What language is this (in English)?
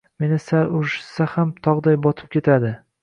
Uzbek